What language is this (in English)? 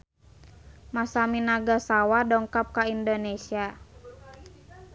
Sundanese